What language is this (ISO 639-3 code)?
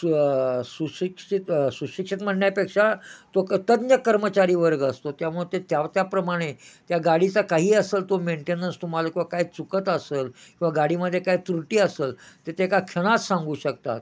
mar